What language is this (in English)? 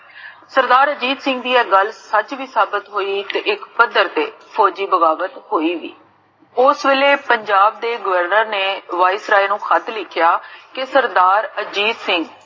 Punjabi